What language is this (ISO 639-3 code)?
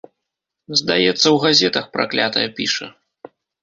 bel